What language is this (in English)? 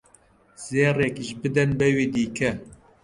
Central Kurdish